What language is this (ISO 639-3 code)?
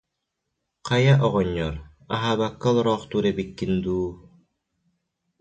sah